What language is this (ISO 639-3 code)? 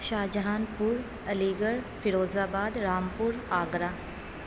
urd